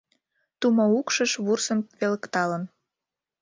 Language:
Mari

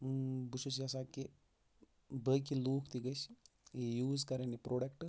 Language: Kashmiri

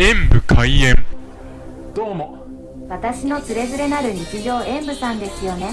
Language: Japanese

